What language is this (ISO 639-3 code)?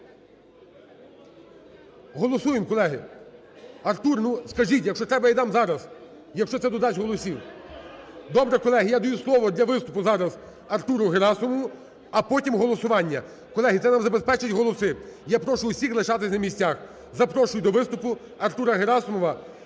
ukr